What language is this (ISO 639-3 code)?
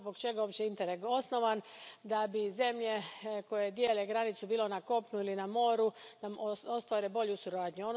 hrv